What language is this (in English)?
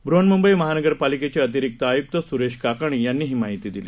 Marathi